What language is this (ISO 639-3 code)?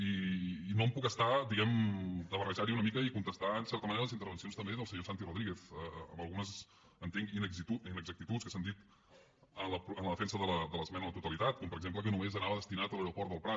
cat